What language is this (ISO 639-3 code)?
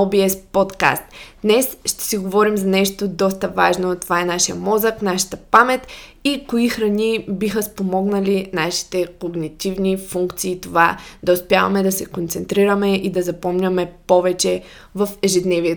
bul